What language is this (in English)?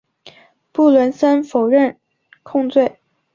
Chinese